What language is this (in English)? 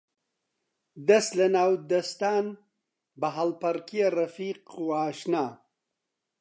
Central Kurdish